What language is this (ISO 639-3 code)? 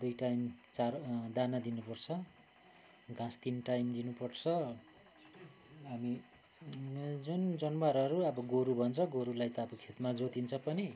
nep